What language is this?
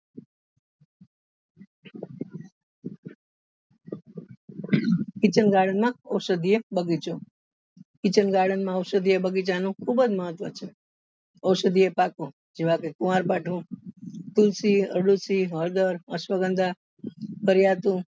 Gujarati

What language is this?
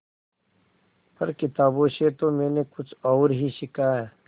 Hindi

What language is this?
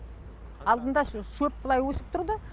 Kazakh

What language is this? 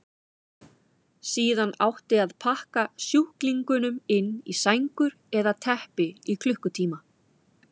Icelandic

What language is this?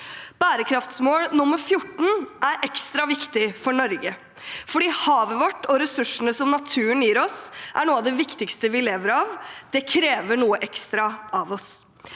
Norwegian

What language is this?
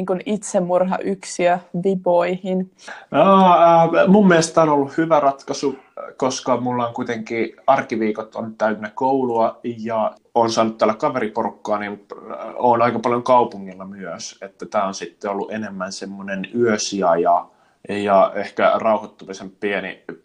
Finnish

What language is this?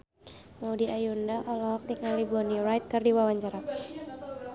Sundanese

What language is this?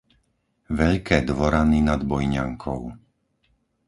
Slovak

